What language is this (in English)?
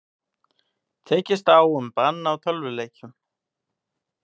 Icelandic